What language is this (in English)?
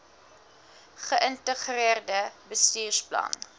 Afrikaans